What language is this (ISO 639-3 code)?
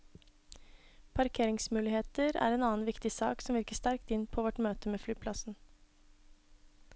nor